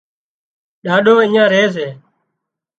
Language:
Wadiyara Koli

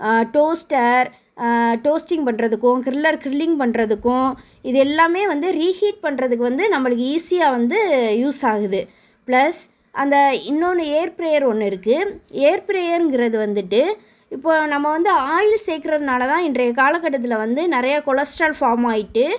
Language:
Tamil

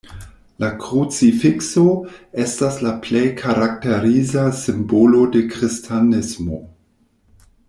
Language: Esperanto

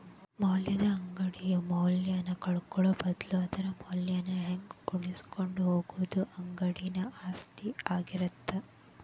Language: Kannada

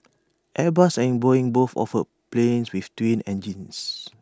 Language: English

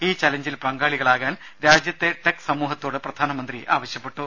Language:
Malayalam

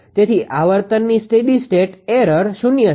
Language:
Gujarati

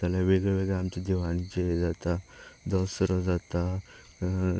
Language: Konkani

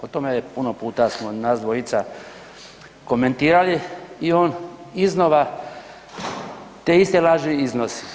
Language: Croatian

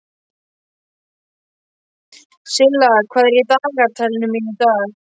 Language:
Icelandic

